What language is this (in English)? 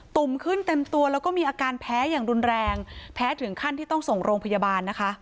Thai